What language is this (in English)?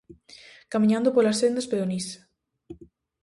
Galician